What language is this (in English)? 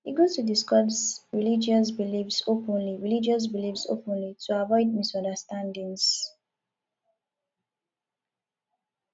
Nigerian Pidgin